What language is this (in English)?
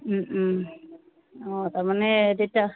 Assamese